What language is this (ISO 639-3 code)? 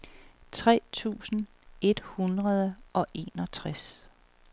dan